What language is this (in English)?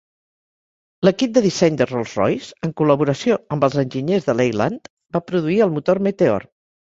Catalan